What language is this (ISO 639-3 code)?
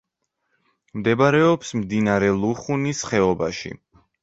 kat